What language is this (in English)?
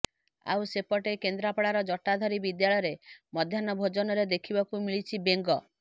Odia